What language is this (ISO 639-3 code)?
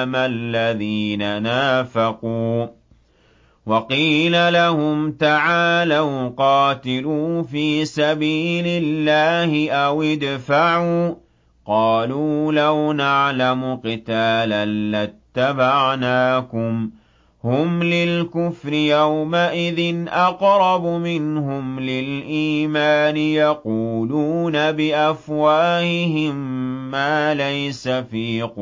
ara